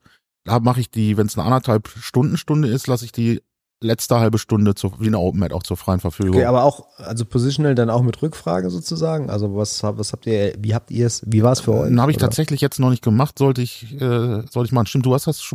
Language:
German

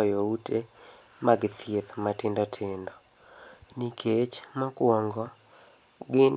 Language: Luo (Kenya and Tanzania)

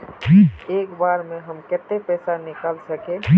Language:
Magahi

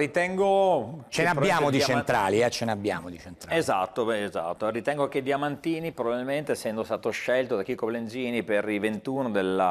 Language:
Italian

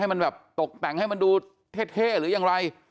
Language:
Thai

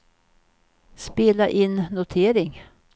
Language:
Swedish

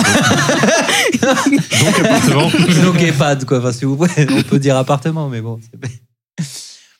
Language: French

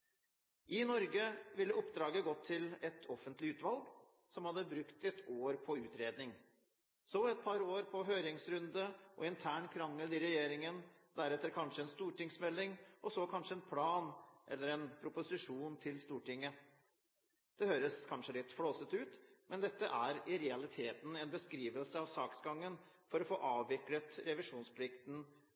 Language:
Norwegian Bokmål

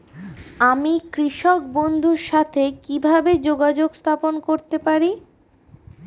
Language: Bangla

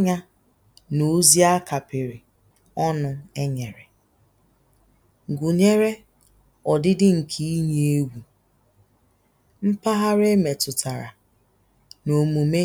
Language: Igbo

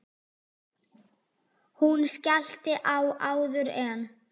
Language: Icelandic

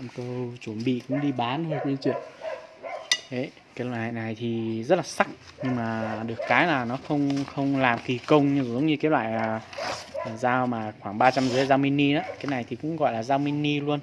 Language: Vietnamese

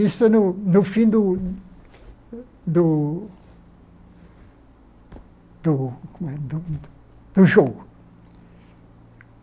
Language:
Portuguese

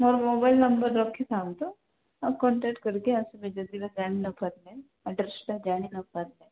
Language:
Odia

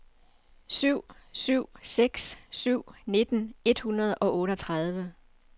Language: Danish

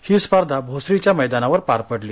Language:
Marathi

